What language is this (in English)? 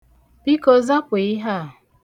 Igbo